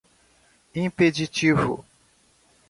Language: Portuguese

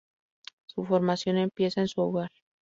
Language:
Spanish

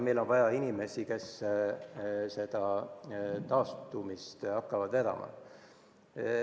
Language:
Estonian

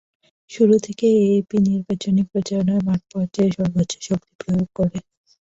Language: Bangla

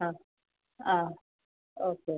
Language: Malayalam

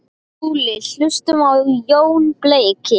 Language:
Icelandic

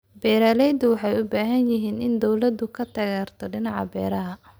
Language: Somali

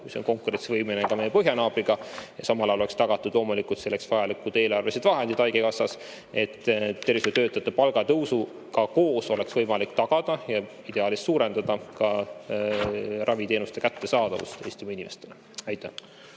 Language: Estonian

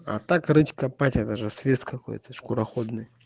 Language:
Russian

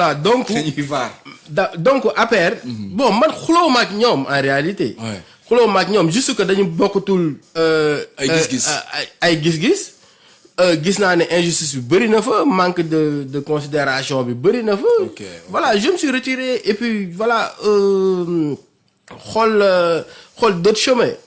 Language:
French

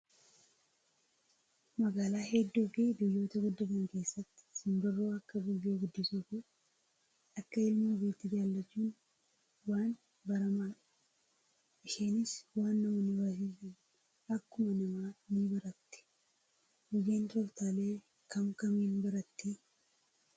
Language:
Oromo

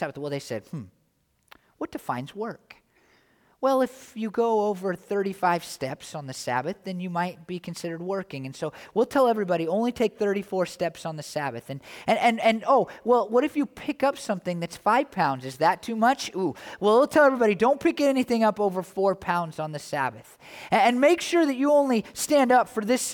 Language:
English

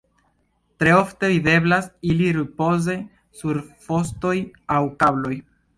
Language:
Esperanto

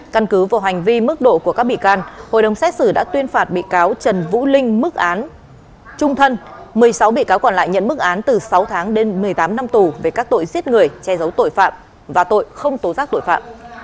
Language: Vietnamese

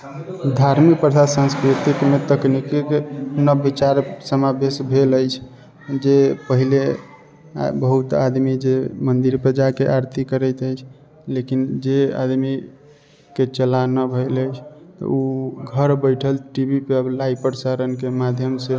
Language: Maithili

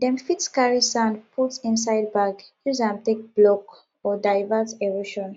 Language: Nigerian Pidgin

